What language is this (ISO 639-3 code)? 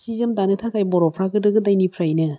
brx